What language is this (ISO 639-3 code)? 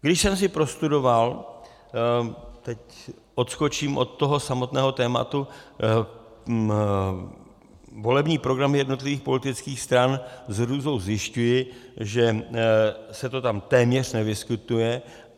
ces